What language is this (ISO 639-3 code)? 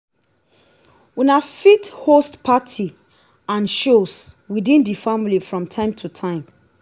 pcm